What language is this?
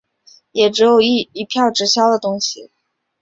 Chinese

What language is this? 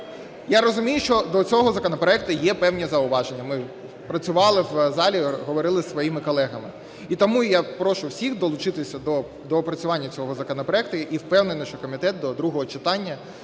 Ukrainian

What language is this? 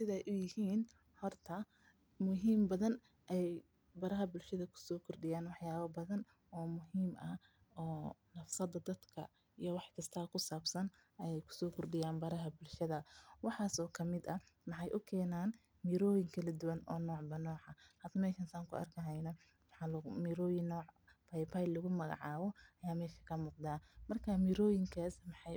Somali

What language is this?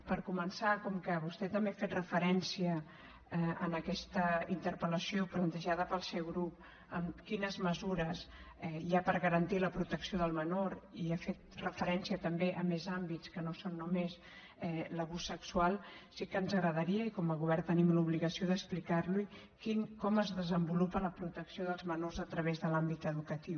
Catalan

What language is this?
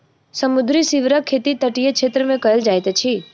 Maithili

